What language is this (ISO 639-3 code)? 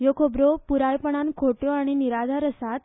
kok